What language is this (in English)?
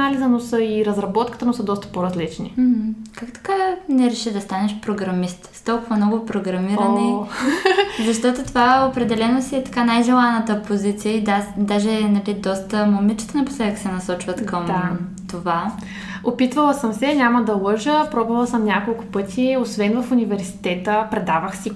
Bulgarian